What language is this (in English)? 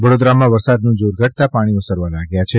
Gujarati